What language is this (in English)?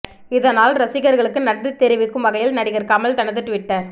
Tamil